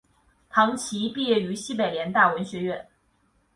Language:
Chinese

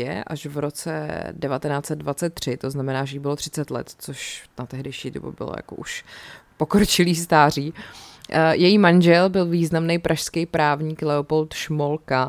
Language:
Czech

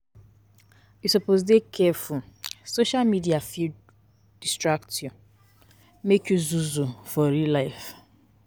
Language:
Nigerian Pidgin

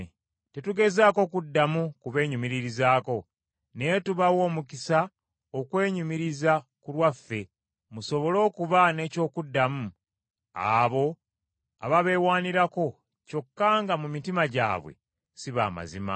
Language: Ganda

